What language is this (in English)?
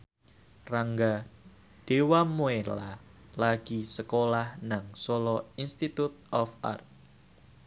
Javanese